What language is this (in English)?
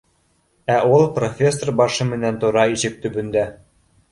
Bashkir